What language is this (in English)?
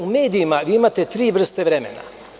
Serbian